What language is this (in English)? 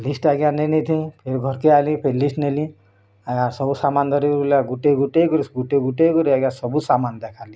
Odia